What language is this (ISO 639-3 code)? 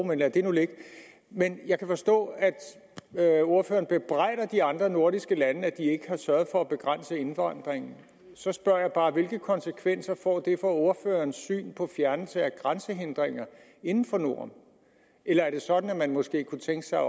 dan